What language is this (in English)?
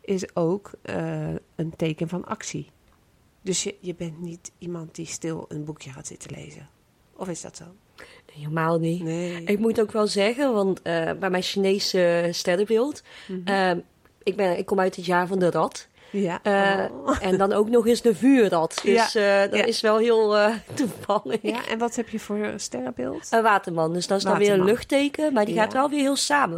Dutch